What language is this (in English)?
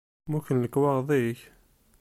Kabyle